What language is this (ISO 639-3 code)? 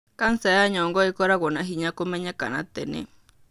kik